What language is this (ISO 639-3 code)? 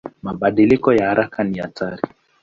swa